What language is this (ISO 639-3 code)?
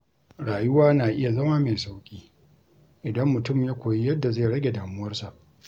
hau